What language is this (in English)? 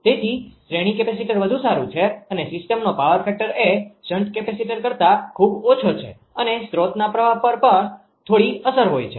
Gujarati